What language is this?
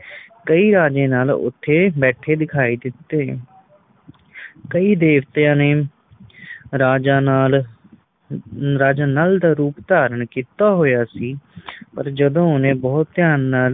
Punjabi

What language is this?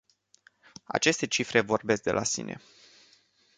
Romanian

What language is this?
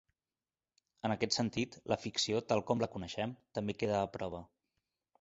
Catalan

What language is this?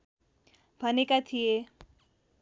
Nepali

